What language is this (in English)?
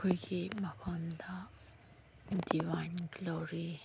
Manipuri